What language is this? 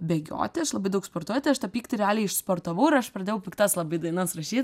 Lithuanian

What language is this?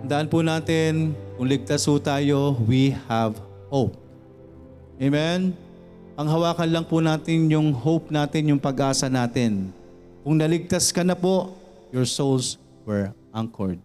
Filipino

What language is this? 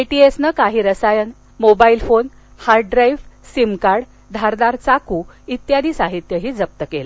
Marathi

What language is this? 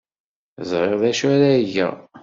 Kabyle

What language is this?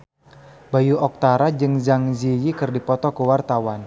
Sundanese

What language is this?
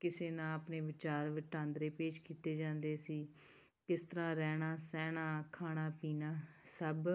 Punjabi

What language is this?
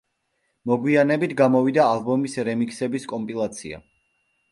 Georgian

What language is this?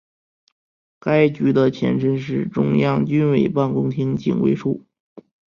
Chinese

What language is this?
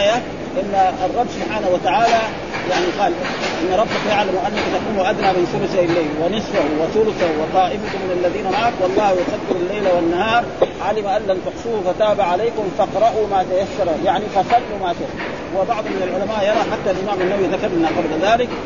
Arabic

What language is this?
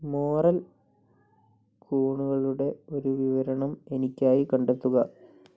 Malayalam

